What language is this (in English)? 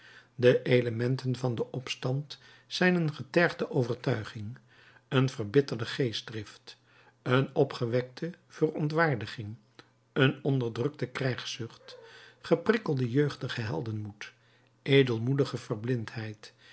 Dutch